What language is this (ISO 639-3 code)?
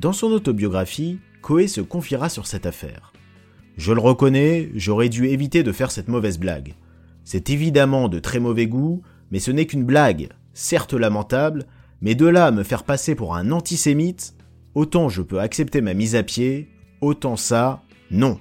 fra